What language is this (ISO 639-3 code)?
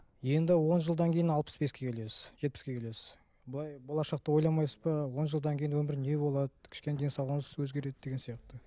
kaz